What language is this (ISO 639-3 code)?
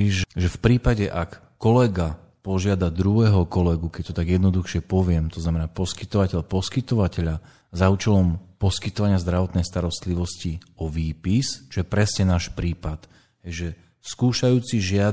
slk